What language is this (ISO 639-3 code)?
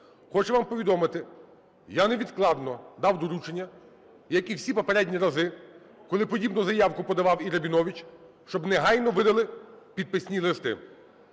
ukr